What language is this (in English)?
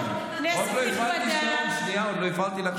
Hebrew